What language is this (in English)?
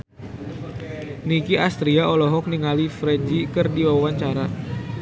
Sundanese